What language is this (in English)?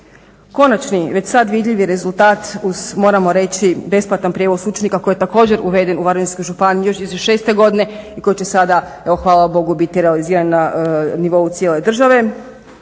Croatian